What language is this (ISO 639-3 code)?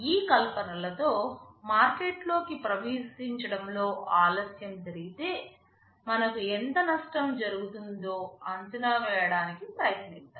tel